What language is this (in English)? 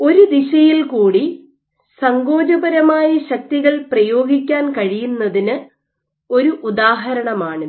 Malayalam